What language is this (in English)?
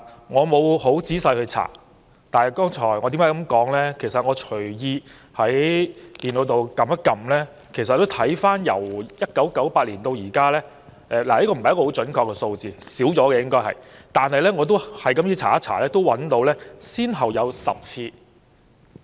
Cantonese